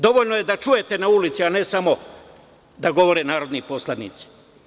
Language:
Serbian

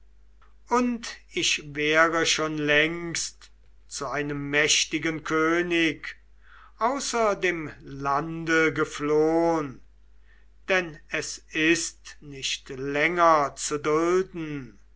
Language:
German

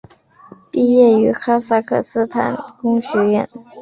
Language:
Chinese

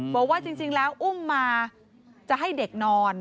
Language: Thai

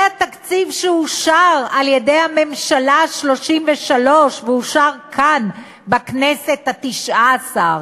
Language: Hebrew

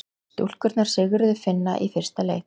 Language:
Icelandic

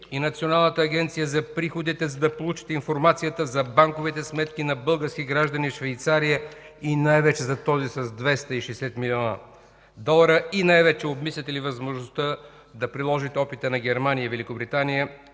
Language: Bulgarian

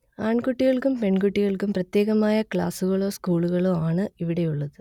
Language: Malayalam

